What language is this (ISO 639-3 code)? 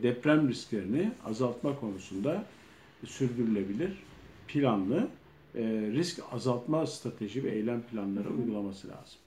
tur